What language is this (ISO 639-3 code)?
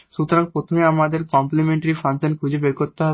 ben